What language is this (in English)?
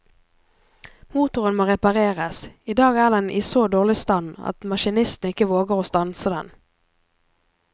Norwegian